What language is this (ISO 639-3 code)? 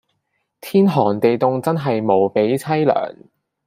yue